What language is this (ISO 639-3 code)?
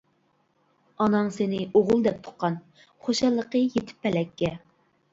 uig